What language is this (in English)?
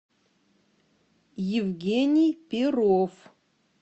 Russian